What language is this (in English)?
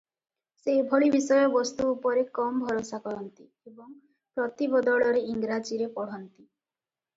Odia